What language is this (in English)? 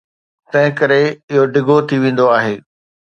Sindhi